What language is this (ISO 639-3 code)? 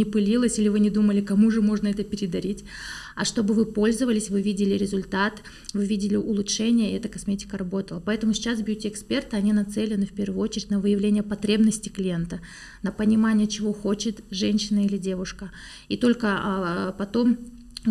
rus